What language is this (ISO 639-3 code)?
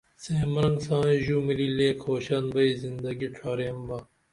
dml